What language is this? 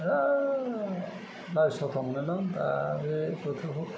Bodo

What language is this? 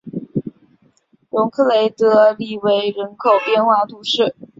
Chinese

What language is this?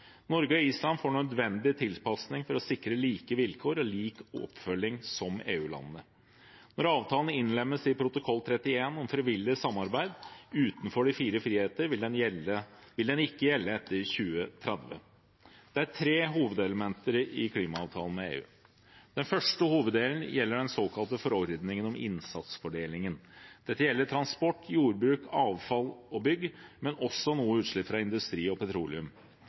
Norwegian Bokmål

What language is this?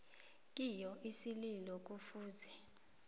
South Ndebele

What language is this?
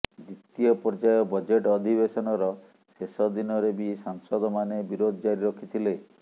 Odia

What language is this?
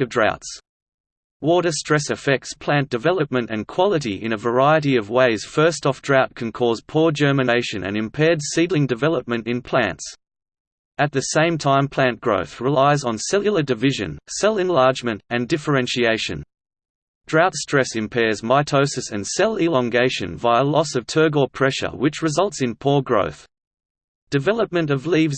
English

